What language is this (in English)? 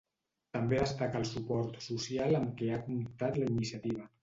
Catalan